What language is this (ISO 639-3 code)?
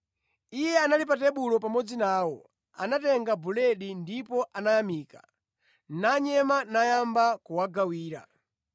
nya